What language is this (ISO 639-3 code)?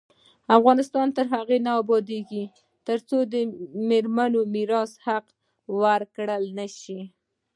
pus